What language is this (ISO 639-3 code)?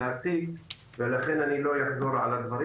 heb